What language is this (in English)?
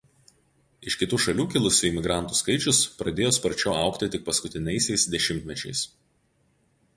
Lithuanian